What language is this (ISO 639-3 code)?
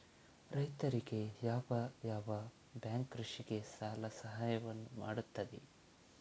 kan